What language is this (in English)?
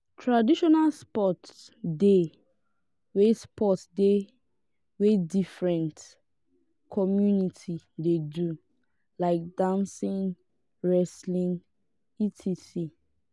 Nigerian Pidgin